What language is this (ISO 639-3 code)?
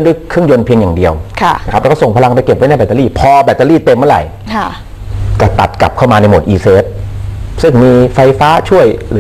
tha